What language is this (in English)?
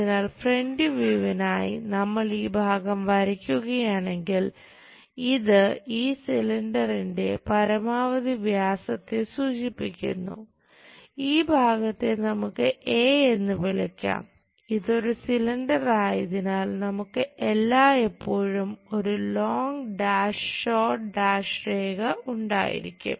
Malayalam